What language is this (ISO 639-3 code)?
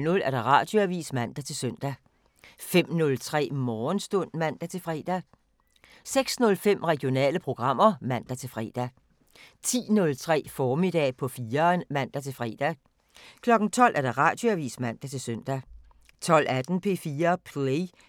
dan